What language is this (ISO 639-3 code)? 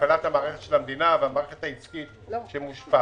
heb